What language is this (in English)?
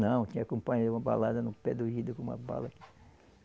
Portuguese